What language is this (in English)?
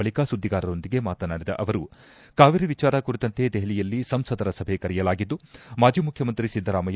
Kannada